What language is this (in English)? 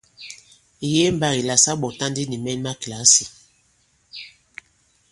Bankon